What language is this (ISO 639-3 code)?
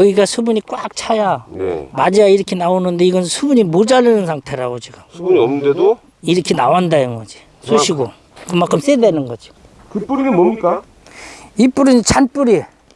kor